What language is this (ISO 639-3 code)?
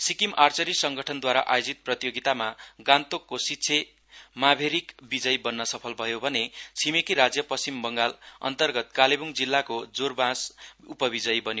nep